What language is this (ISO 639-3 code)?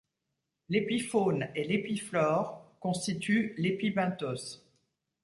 fra